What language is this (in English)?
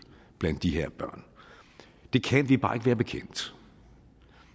Danish